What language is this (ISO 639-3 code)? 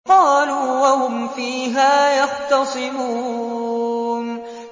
ara